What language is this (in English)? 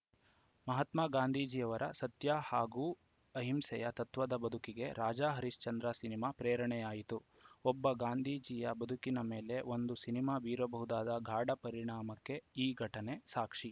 Kannada